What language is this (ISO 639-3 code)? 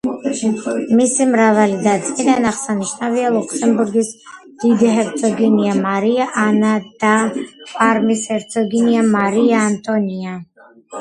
kat